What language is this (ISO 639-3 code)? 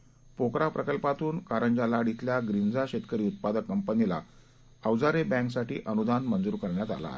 mar